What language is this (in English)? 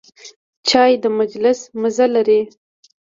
Pashto